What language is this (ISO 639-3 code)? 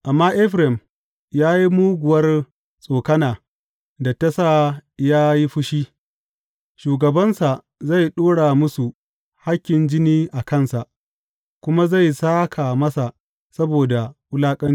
hau